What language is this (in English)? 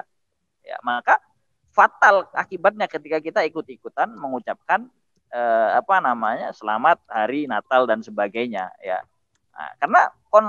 Indonesian